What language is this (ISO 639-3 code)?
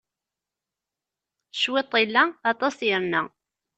kab